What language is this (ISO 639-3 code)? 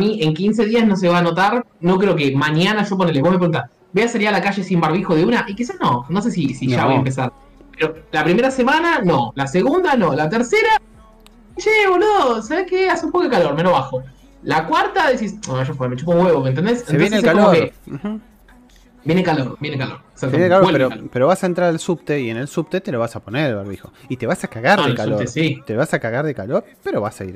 spa